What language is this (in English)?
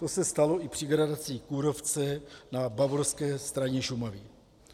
Czech